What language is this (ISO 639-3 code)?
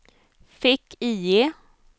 swe